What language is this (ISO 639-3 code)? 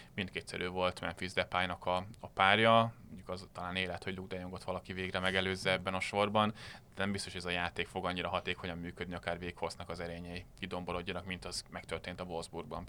hun